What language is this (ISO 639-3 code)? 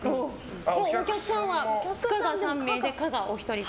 jpn